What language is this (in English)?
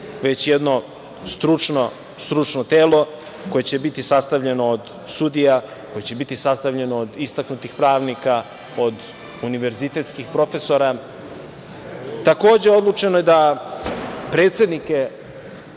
Serbian